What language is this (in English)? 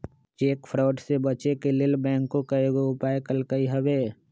Magahi